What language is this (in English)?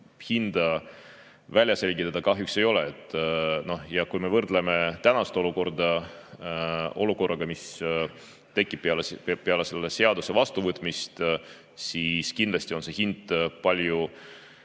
Estonian